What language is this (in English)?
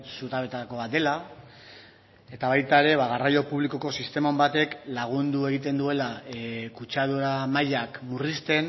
Basque